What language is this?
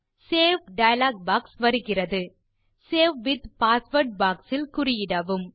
Tamil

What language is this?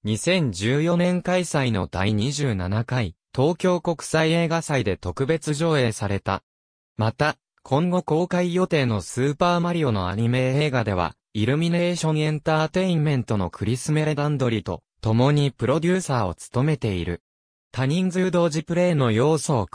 Japanese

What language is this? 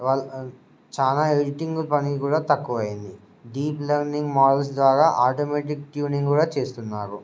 Telugu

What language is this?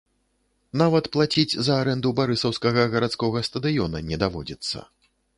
Belarusian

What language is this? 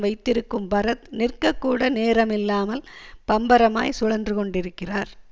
Tamil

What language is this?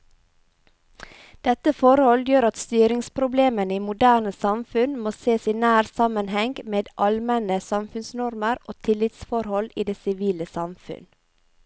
Norwegian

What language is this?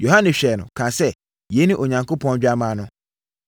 Akan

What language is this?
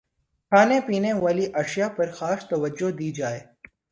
Urdu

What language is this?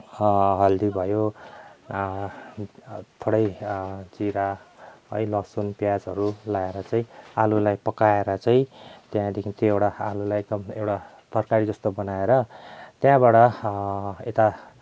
Nepali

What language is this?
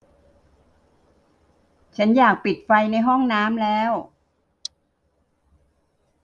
Thai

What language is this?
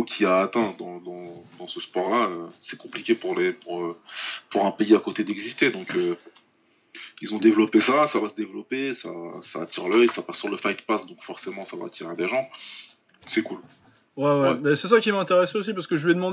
French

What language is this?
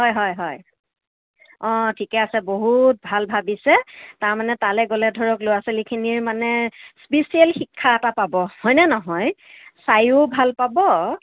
Assamese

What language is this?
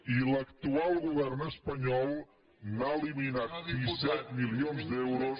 Catalan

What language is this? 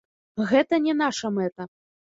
Belarusian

